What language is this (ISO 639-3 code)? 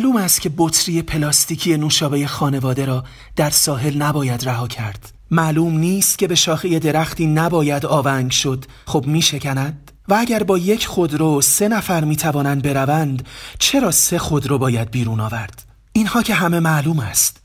fas